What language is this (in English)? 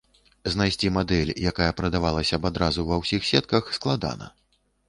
Belarusian